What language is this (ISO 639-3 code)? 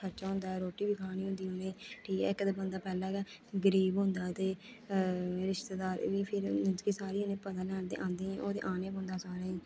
doi